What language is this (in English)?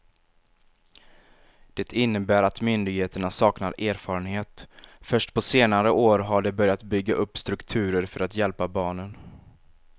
Swedish